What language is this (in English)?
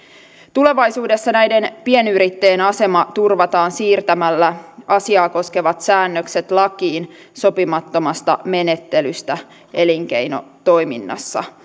Finnish